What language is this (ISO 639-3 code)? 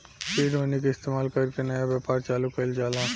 bho